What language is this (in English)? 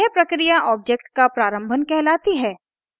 Hindi